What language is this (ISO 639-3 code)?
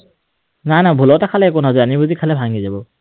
asm